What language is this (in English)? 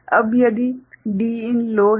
Hindi